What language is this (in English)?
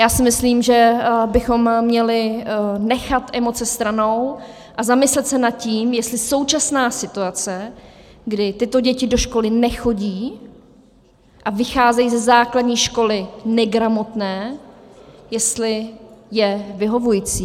Czech